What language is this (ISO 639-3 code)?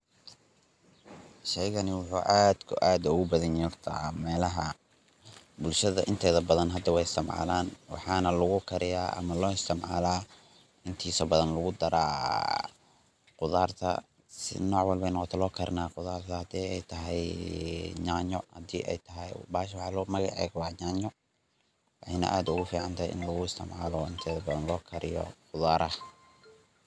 som